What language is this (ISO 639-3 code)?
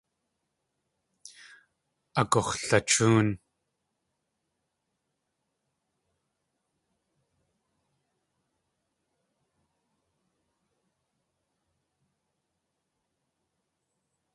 tli